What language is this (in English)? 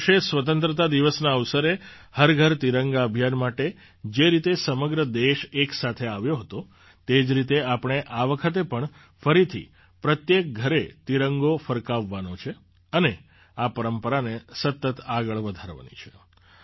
Gujarati